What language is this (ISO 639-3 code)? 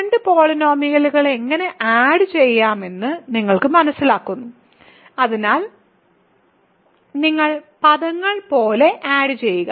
mal